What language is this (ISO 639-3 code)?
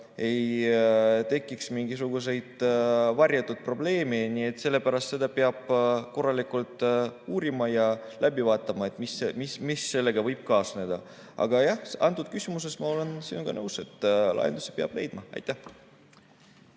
est